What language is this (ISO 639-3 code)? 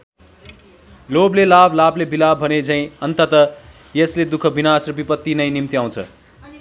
nep